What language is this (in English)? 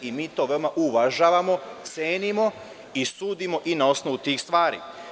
Serbian